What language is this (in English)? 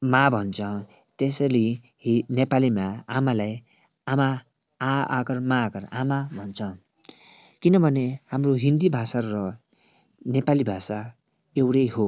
Nepali